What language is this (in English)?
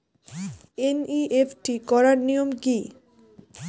Bangla